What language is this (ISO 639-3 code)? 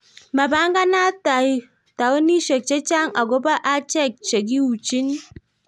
kln